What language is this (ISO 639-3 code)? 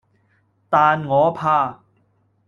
yue